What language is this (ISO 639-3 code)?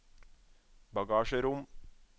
nor